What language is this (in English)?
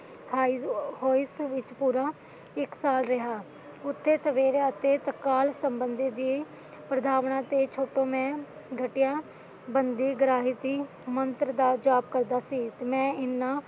Punjabi